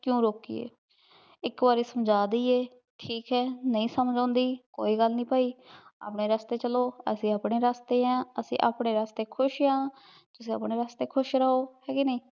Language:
Punjabi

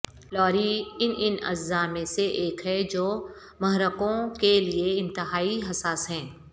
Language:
Urdu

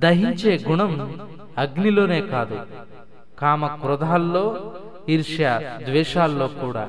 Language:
Telugu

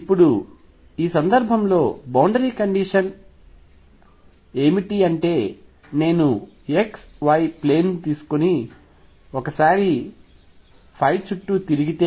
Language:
Telugu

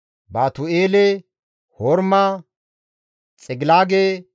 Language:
Gamo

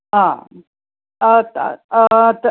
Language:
Sanskrit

